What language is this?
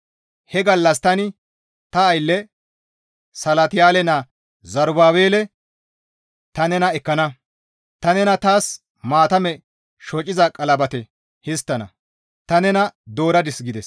Gamo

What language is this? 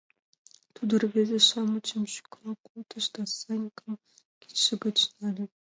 Mari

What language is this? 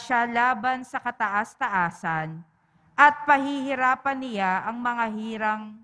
Filipino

